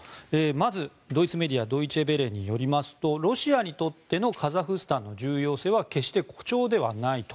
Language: Japanese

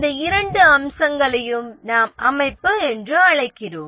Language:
Tamil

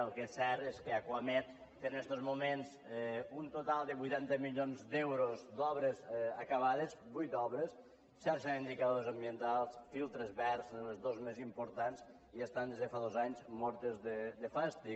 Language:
Catalan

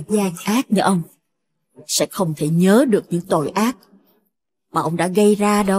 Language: Vietnamese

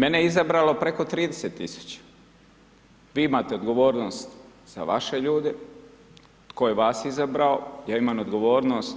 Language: Croatian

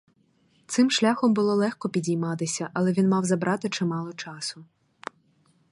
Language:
Ukrainian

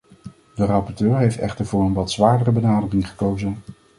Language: Dutch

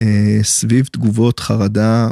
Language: Hebrew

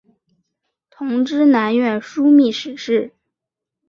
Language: Chinese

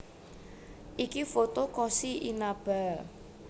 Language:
Javanese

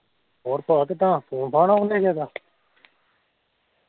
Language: Punjabi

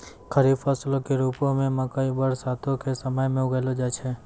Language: Maithili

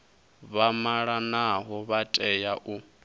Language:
Venda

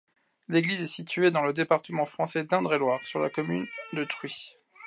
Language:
French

